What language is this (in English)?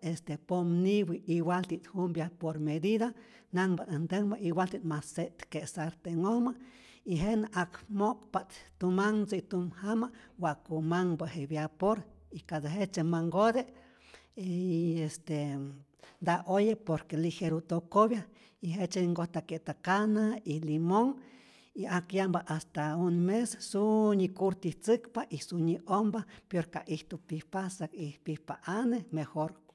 Rayón Zoque